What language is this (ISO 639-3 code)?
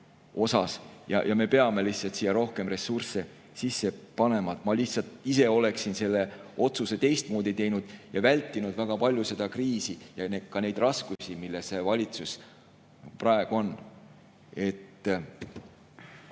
est